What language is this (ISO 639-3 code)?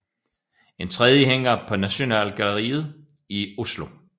dan